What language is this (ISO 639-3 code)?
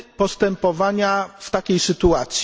pol